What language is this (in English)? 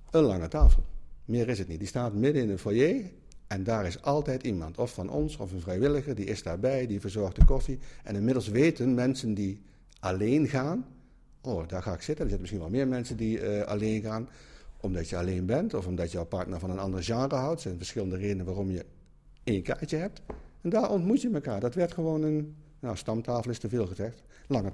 Dutch